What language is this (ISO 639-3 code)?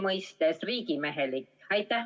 est